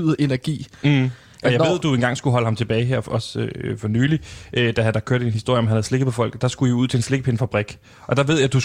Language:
Danish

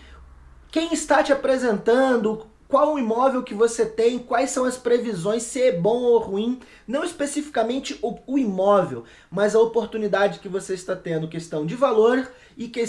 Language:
Portuguese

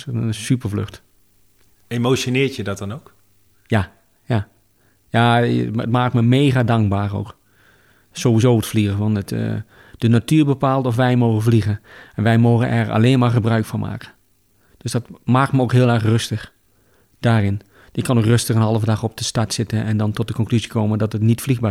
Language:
Dutch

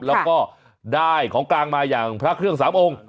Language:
Thai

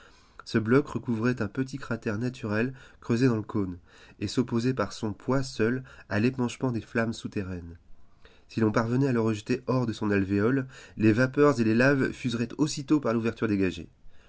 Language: French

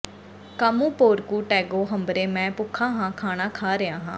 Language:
Punjabi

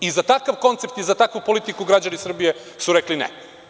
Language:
Serbian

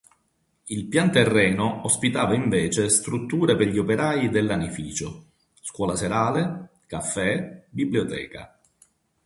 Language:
Italian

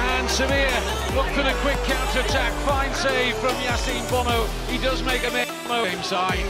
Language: Indonesian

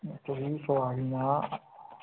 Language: Dogri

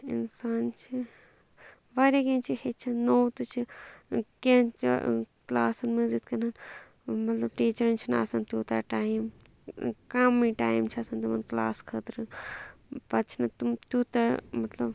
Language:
Kashmiri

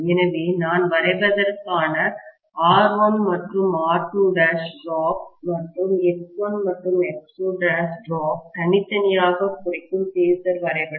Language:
Tamil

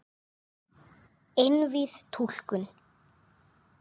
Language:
Icelandic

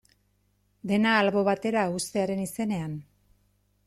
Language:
Basque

